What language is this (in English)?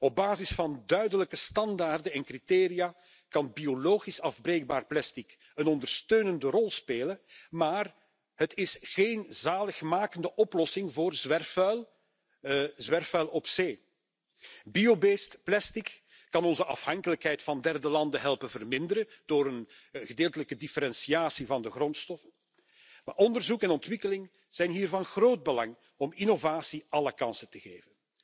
Dutch